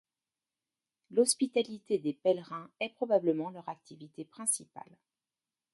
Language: French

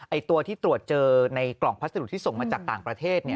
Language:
Thai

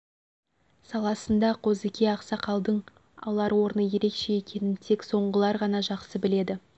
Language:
Kazakh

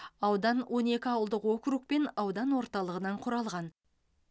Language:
Kazakh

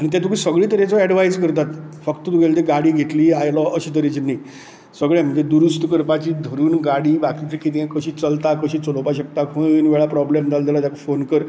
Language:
Konkani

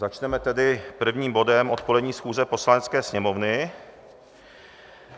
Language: Czech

